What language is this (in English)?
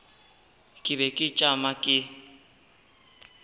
Northern Sotho